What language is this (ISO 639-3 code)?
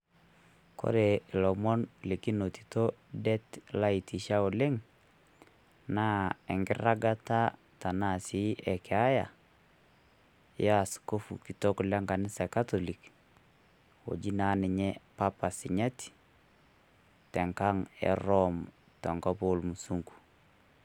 mas